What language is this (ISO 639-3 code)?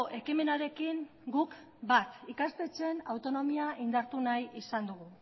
eus